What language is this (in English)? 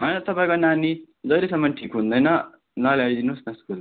Nepali